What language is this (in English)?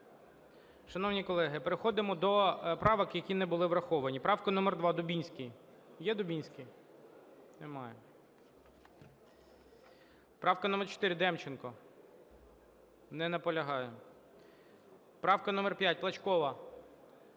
Ukrainian